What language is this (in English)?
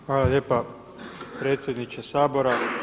Croatian